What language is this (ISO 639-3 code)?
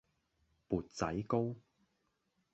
yue